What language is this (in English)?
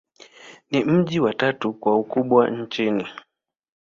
Swahili